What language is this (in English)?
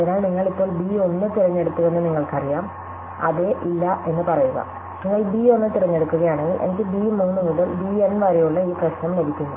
Malayalam